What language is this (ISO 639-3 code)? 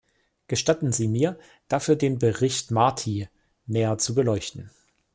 deu